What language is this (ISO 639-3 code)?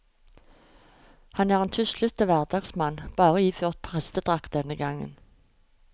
nor